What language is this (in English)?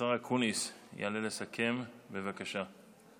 Hebrew